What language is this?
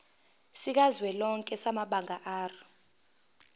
Zulu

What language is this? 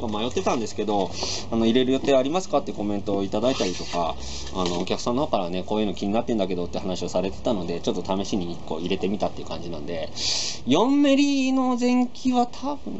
Japanese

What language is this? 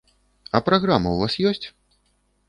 Belarusian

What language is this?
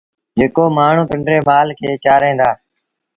Sindhi Bhil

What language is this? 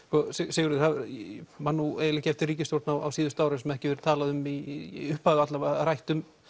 Icelandic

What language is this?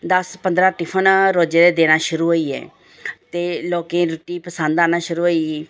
Dogri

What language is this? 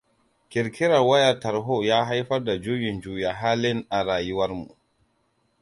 Hausa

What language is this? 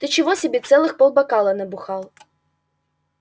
Russian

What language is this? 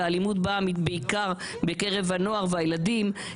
Hebrew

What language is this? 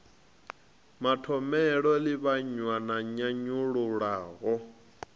Venda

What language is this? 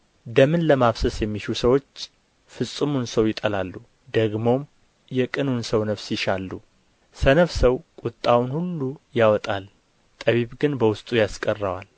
Amharic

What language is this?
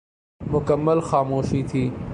Urdu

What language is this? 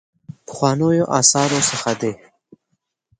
Pashto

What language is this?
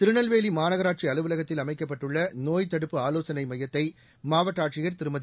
Tamil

